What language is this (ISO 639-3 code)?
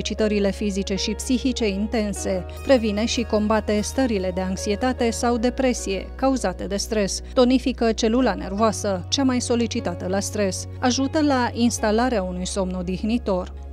ron